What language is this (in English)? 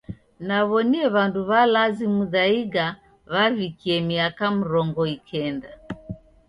Taita